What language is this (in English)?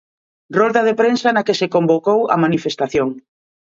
Galician